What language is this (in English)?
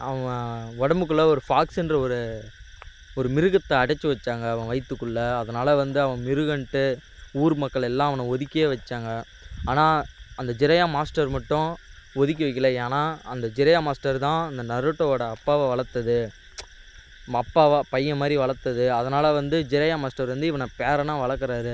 Tamil